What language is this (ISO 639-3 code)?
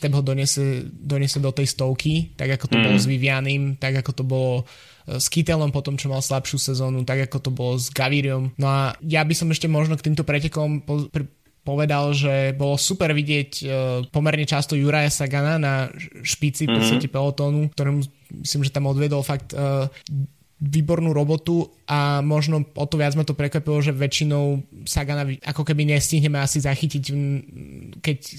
slk